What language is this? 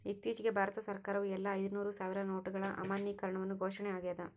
Kannada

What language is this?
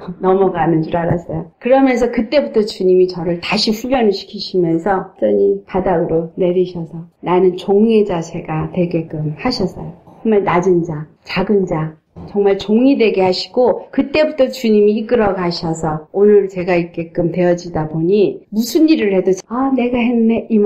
Korean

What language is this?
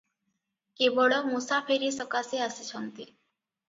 Odia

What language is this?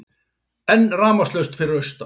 Icelandic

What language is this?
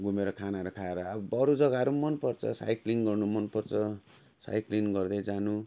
Nepali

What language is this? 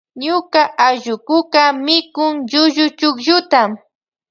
Loja Highland Quichua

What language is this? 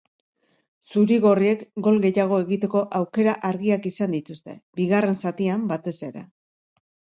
Basque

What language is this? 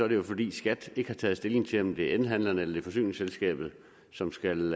Danish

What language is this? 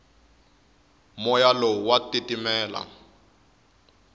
Tsonga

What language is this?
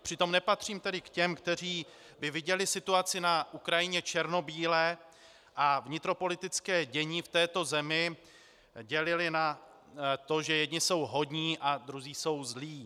Czech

